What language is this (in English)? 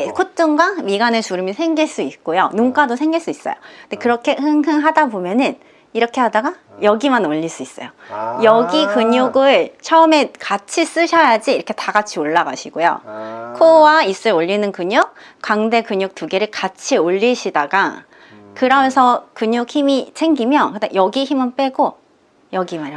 Korean